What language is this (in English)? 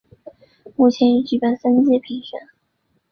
Chinese